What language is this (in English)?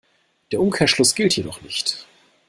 German